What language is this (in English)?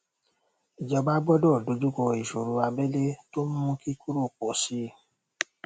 Yoruba